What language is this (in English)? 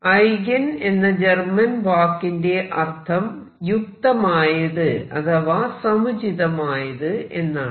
Malayalam